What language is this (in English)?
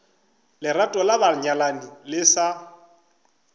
Northern Sotho